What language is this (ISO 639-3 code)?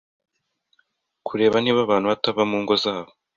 kin